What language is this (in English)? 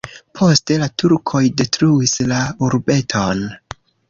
Esperanto